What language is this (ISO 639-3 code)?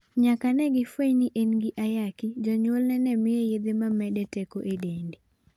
luo